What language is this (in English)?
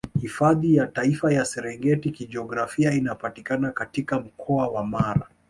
Swahili